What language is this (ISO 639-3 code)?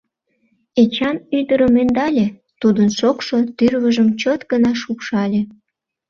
chm